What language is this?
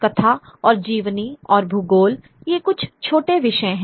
Hindi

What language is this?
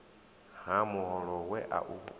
Venda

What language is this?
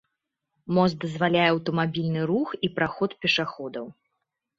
Belarusian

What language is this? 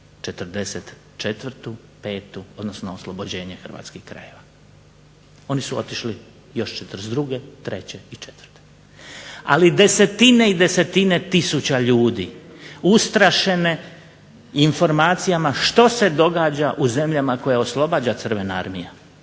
Croatian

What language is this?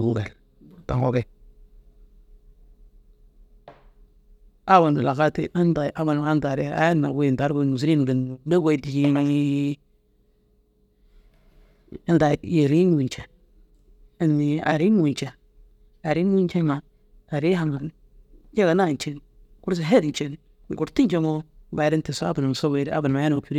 Dazaga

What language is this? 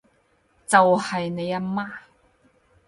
Cantonese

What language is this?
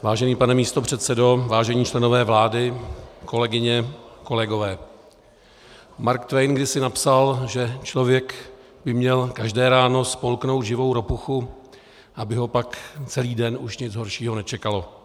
Czech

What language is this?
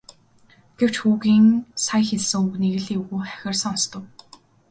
Mongolian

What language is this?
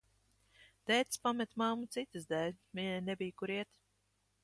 Latvian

